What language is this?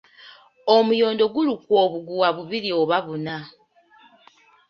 Ganda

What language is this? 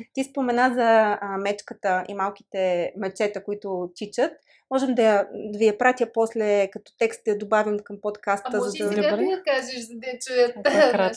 Bulgarian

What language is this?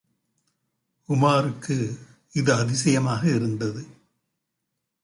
Tamil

